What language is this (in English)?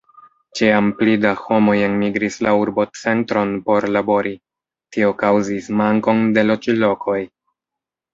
Esperanto